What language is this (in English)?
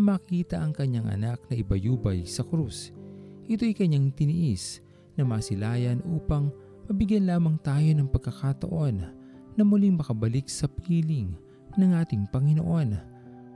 Filipino